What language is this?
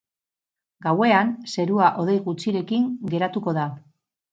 Basque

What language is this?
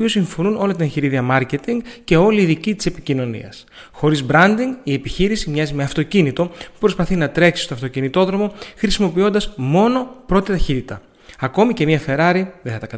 Greek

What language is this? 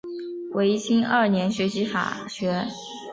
Chinese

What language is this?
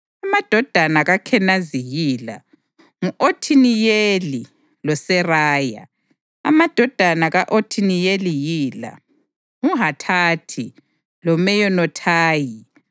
North Ndebele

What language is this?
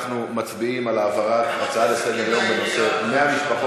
Hebrew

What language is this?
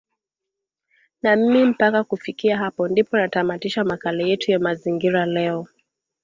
Swahili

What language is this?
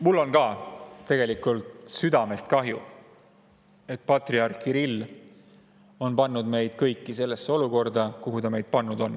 Estonian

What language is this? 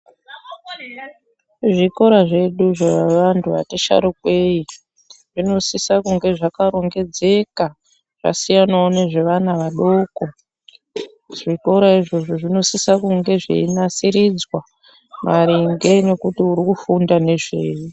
Ndau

